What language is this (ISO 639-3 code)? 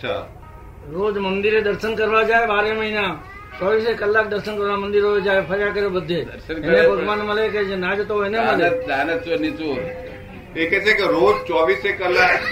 guj